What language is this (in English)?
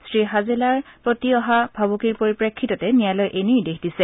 Assamese